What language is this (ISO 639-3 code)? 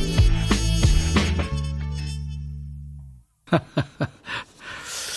kor